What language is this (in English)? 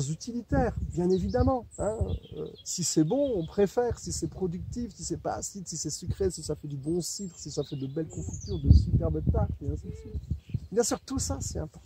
French